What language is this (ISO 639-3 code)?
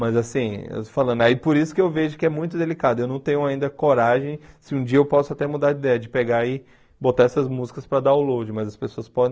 por